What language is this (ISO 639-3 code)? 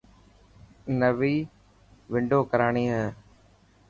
mki